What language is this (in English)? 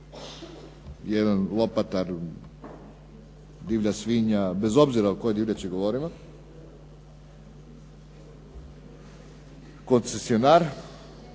Croatian